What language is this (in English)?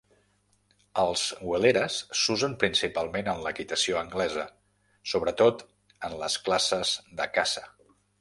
Catalan